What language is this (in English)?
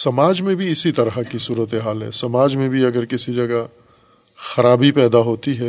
Urdu